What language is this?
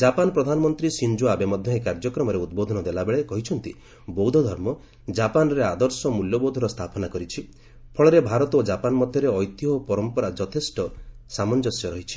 Odia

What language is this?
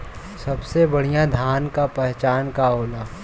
Bhojpuri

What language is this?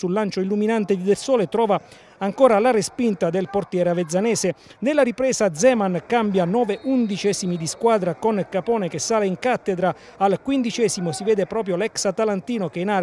Italian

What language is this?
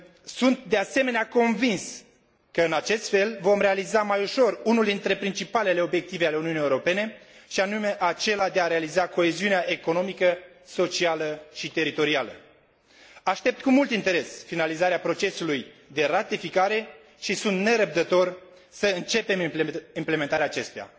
Romanian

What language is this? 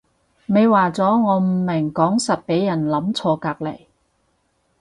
Cantonese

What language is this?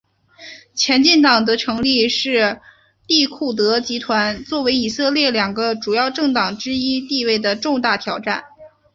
Chinese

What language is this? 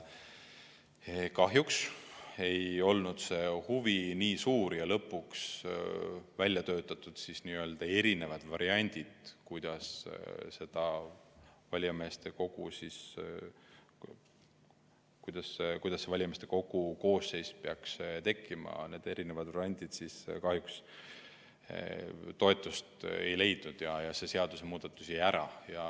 Estonian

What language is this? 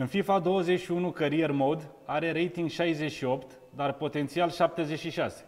Romanian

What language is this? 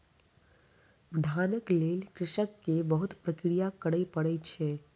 Maithili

